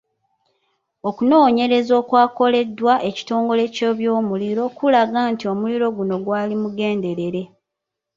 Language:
Ganda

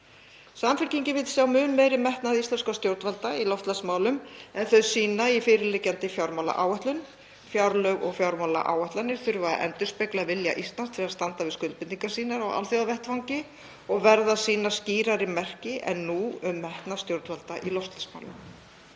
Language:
Icelandic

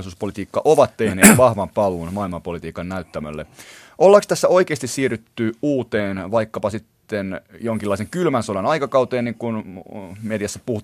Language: Finnish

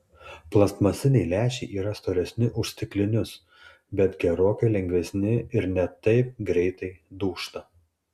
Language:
Lithuanian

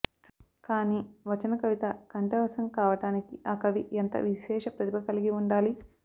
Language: Telugu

